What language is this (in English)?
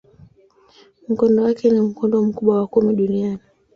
Swahili